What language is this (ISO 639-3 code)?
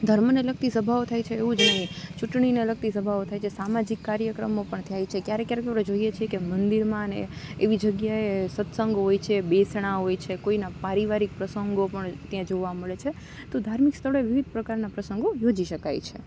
guj